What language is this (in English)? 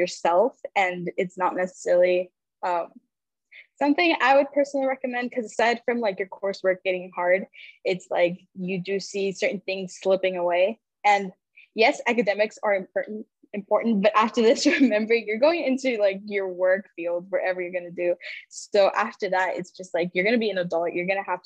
English